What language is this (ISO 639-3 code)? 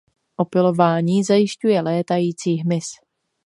ces